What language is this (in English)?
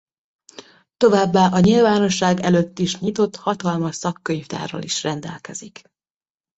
Hungarian